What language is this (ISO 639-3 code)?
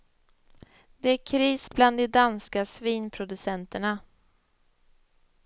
swe